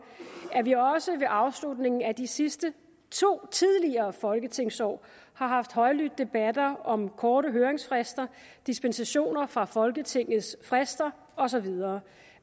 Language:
Danish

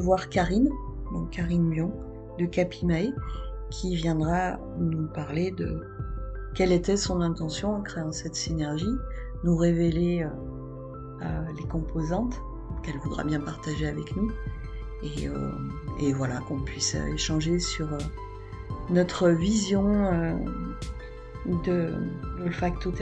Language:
French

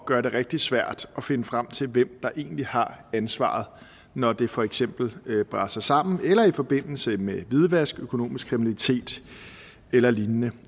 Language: Danish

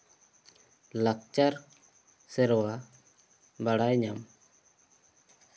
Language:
Santali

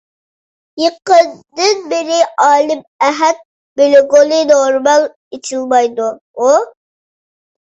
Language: Uyghur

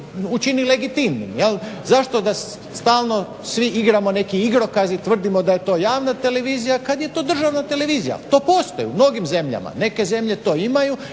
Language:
Croatian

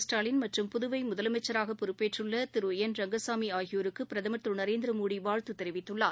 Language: Tamil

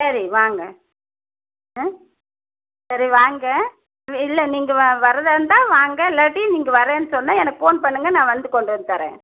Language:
Tamil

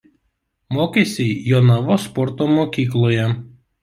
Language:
Lithuanian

